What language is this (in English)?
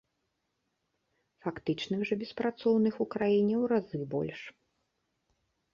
Belarusian